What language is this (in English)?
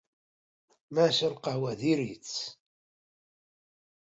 Kabyle